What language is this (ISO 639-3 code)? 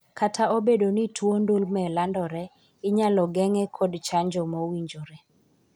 luo